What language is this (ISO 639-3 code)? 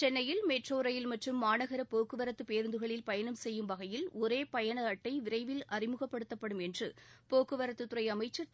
tam